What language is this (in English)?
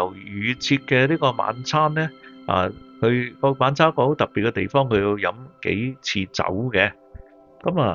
Chinese